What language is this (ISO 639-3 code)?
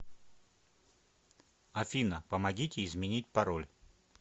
rus